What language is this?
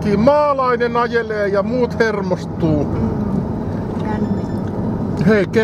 Finnish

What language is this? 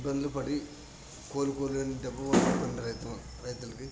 Telugu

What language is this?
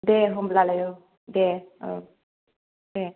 Bodo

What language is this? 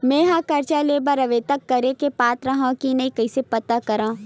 Chhattisgarhi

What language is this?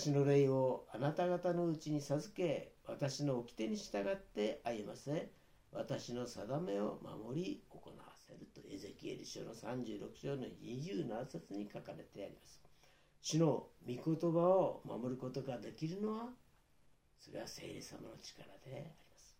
Japanese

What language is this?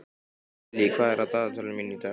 Icelandic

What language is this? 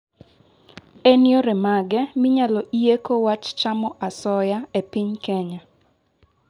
Luo (Kenya and Tanzania)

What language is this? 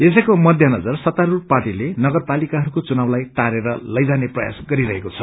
Nepali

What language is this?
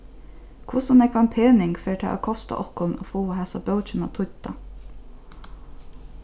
Faroese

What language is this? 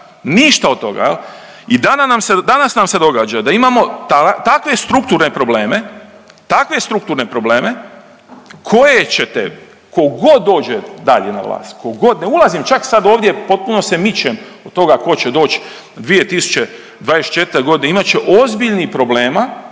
Croatian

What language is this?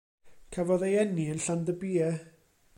Welsh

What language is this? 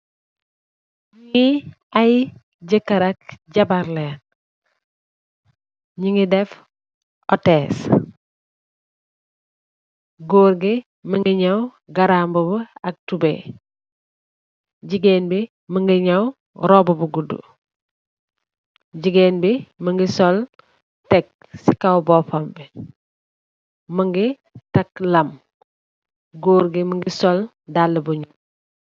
Wolof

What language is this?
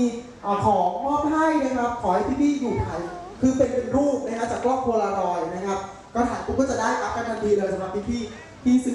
Thai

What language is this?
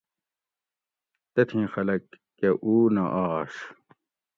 Gawri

